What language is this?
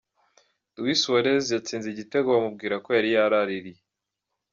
Kinyarwanda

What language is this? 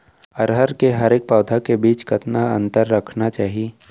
Chhattisgarhi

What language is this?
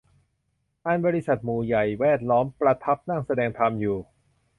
Thai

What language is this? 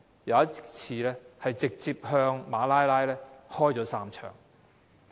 Cantonese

